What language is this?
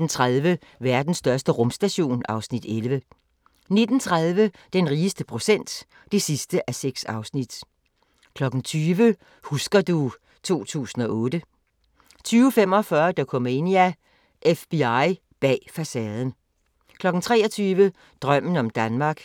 Danish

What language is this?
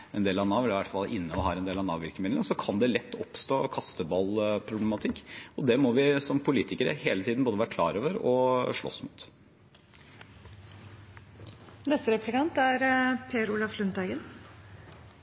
Norwegian Bokmål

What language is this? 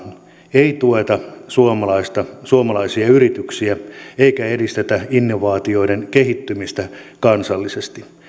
Finnish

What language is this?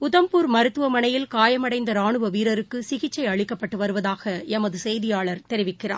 Tamil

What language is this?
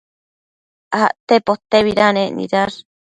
Matsés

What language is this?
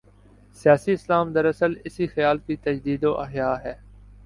Urdu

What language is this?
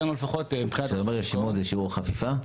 Hebrew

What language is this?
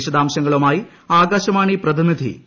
Malayalam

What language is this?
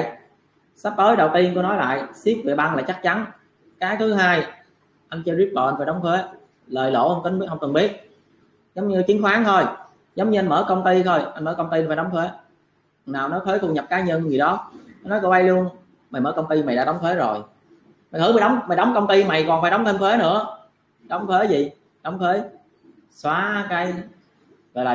Vietnamese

